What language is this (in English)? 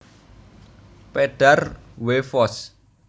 Javanese